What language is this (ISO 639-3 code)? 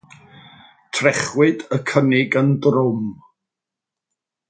cym